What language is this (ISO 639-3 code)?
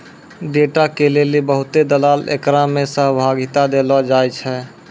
mai